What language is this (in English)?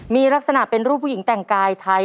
Thai